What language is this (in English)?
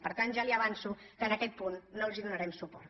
Catalan